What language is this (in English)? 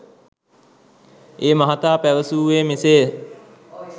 Sinhala